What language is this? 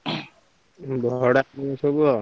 Odia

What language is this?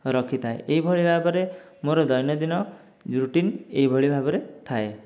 Odia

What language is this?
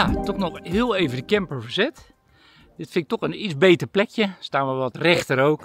Dutch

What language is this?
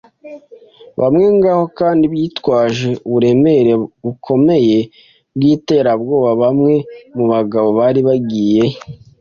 Kinyarwanda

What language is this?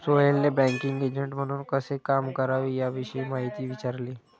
Marathi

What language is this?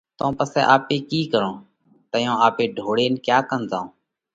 Parkari Koli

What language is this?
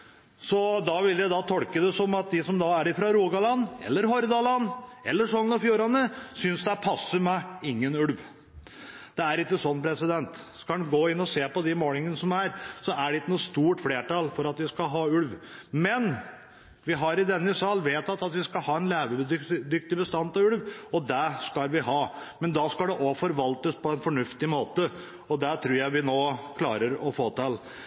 Norwegian Bokmål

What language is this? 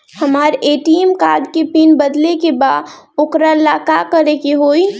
Bhojpuri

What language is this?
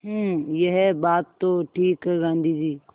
Hindi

